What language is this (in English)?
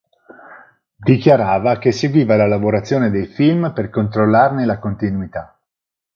Italian